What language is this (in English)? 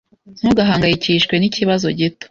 Kinyarwanda